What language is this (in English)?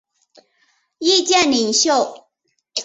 Chinese